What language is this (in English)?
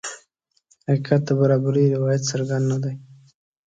Pashto